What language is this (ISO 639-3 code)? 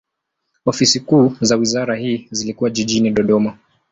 swa